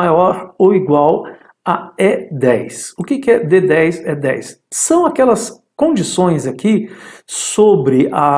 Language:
Portuguese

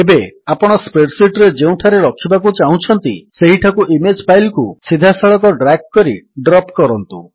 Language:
Odia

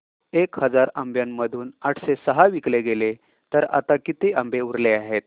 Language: Marathi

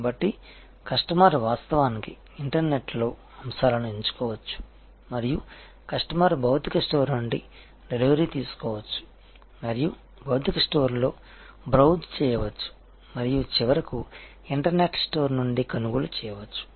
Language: Telugu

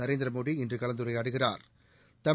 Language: Tamil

